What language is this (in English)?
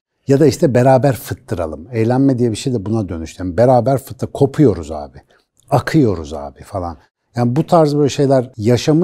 Turkish